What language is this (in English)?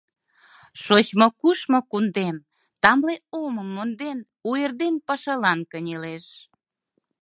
Mari